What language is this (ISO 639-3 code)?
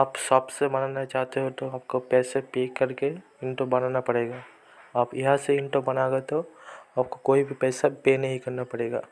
hin